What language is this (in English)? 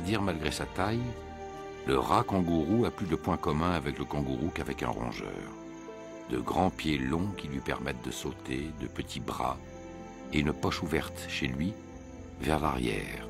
French